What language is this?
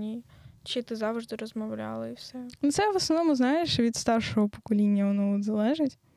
Ukrainian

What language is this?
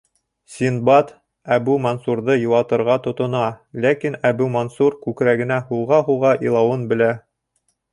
Bashkir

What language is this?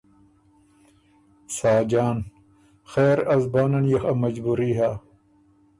Ormuri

